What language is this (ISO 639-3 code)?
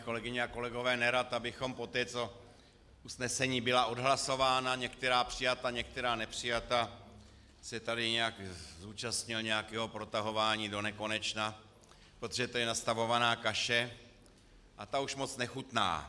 ces